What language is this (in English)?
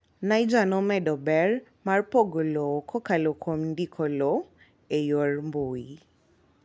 Luo (Kenya and Tanzania)